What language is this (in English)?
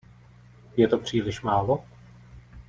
Czech